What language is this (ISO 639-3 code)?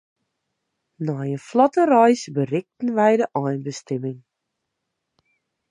fry